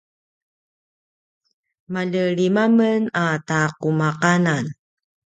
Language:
Paiwan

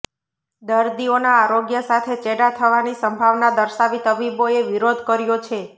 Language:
Gujarati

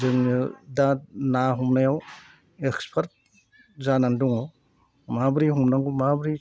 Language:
Bodo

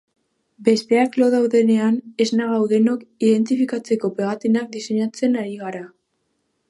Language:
Basque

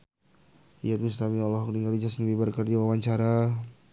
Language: Sundanese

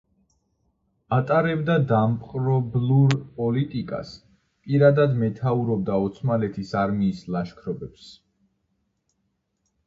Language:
Georgian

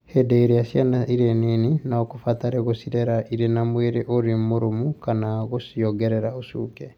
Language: Kikuyu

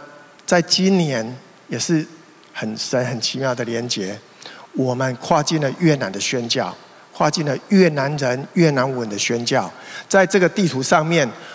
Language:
Chinese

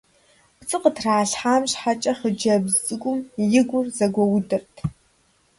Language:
Kabardian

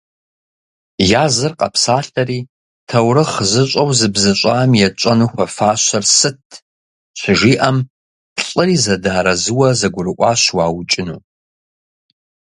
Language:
Kabardian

